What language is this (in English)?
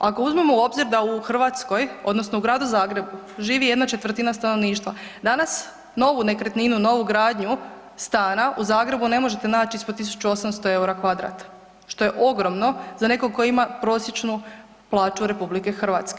Croatian